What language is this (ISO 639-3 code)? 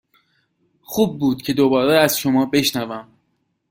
fas